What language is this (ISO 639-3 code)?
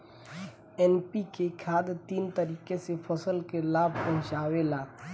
bho